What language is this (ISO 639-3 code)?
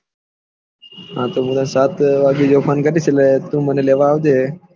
guj